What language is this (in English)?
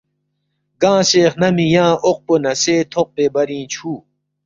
Balti